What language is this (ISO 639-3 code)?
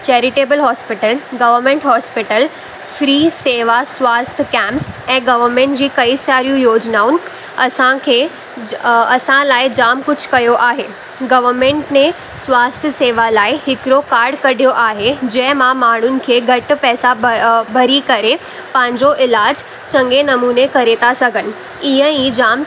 snd